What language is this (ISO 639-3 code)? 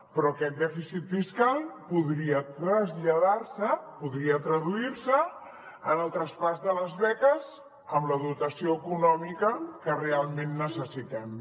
cat